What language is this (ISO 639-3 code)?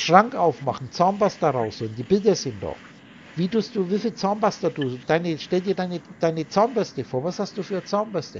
deu